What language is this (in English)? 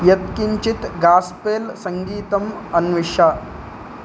Sanskrit